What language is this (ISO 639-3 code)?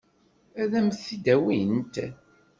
kab